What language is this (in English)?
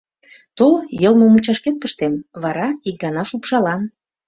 Mari